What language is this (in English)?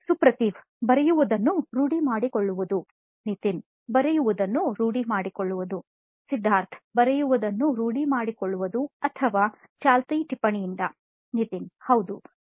Kannada